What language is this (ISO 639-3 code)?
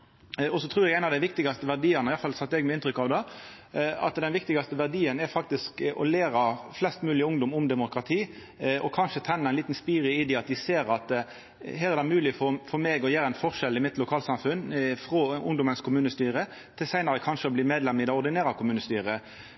nno